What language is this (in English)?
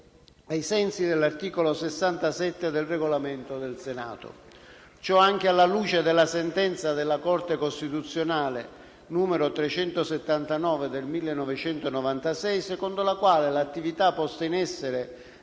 Italian